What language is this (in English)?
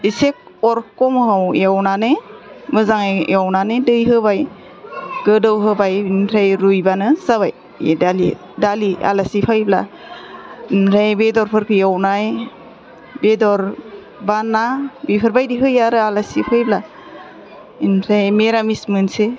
Bodo